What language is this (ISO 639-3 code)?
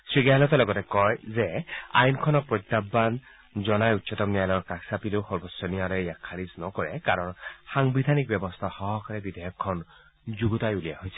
asm